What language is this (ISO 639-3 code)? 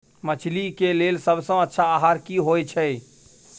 mai